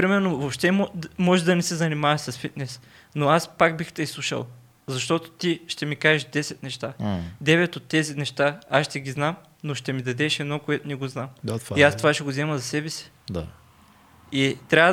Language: Bulgarian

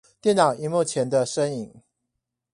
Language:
Chinese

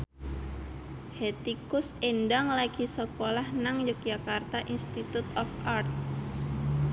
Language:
Javanese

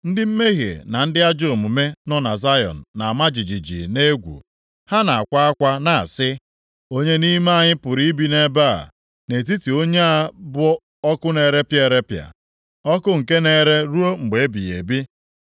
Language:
Igbo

